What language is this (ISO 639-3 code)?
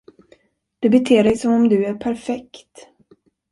swe